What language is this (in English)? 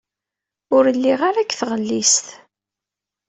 Kabyle